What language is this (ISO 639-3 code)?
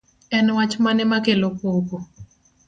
luo